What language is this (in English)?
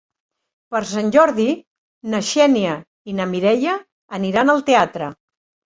Catalan